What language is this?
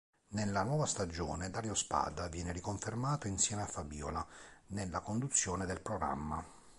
Italian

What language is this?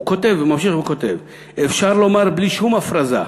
Hebrew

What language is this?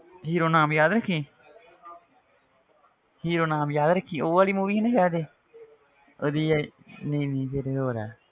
Punjabi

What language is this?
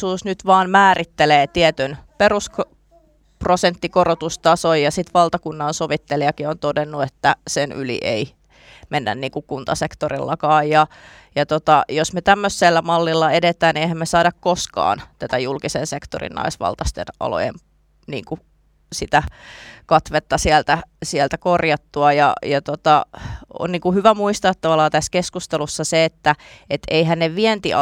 Finnish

